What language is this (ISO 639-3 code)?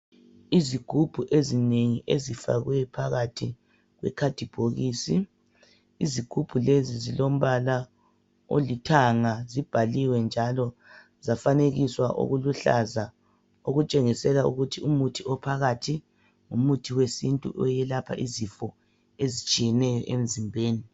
nde